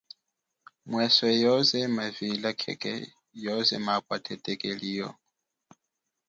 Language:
Chokwe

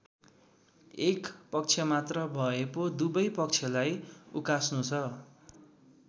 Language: Nepali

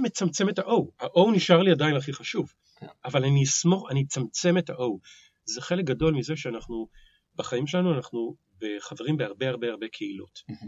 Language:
Hebrew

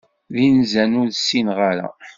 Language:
Kabyle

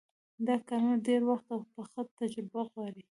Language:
Pashto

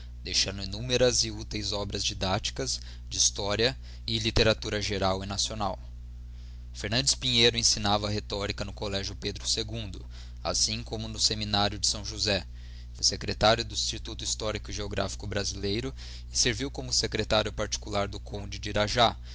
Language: Portuguese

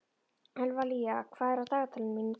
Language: Icelandic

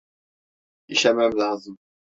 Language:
Turkish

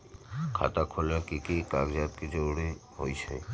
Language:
Magahi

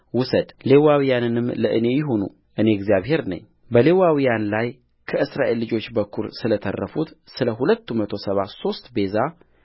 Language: Amharic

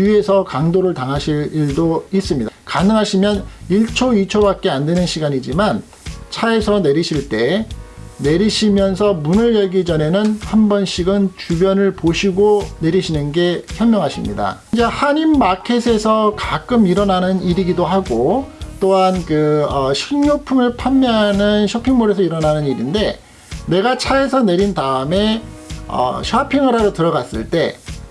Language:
Korean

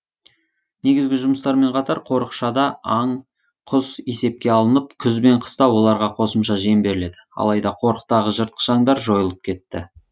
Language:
Kazakh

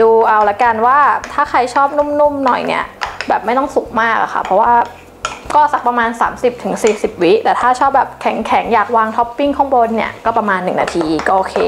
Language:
Thai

